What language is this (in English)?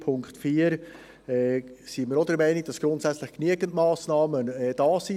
Swiss German